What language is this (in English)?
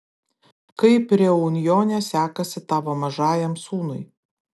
Lithuanian